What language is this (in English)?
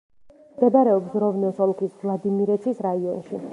Georgian